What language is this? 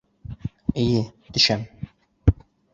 Bashkir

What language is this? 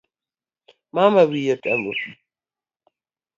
Luo (Kenya and Tanzania)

